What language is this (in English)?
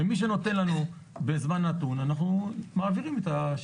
Hebrew